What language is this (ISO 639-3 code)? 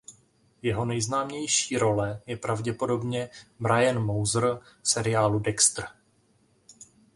ces